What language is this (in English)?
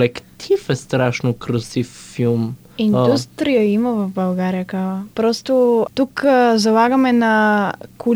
Bulgarian